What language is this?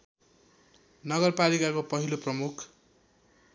Nepali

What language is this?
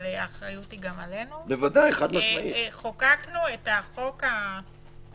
Hebrew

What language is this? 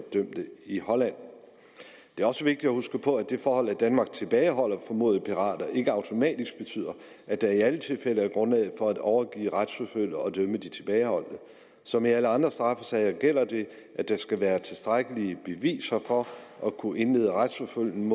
Danish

